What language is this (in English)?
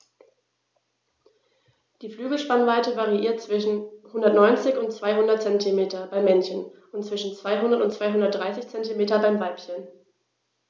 German